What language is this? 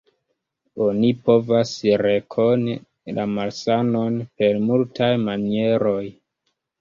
Esperanto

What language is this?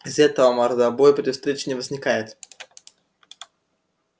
Russian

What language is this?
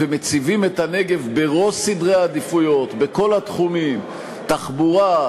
Hebrew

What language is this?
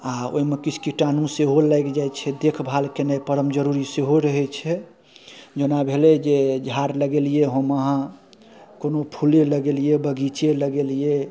Maithili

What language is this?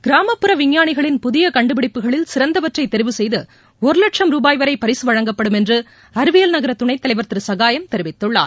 Tamil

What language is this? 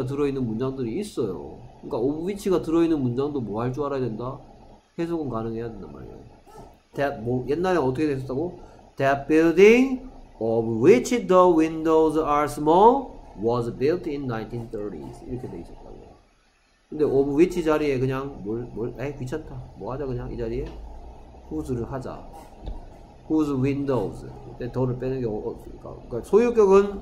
Korean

